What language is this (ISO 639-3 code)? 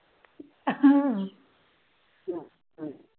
pan